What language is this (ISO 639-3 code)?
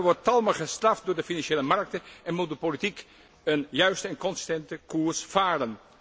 nld